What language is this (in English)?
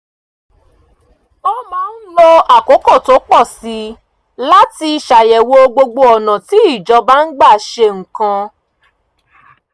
Yoruba